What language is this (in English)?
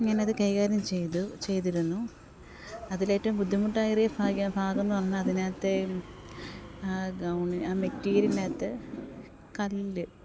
Malayalam